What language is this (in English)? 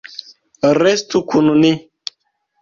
Esperanto